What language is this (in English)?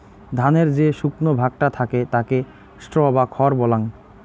Bangla